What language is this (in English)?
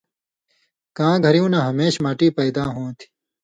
Indus Kohistani